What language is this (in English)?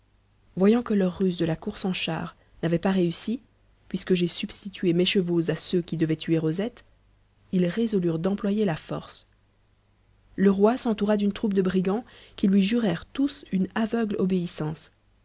French